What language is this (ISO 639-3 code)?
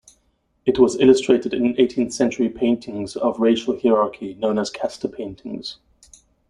eng